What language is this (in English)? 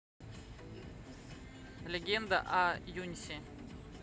Russian